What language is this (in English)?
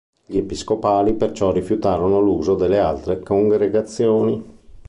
Italian